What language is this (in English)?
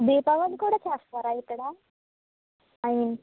Telugu